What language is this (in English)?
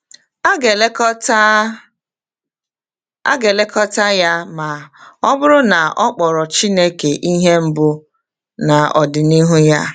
Igbo